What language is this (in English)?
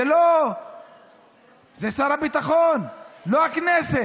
Hebrew